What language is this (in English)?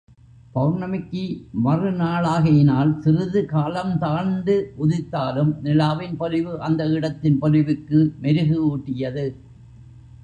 Tamil